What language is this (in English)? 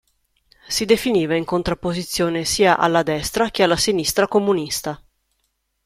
Italian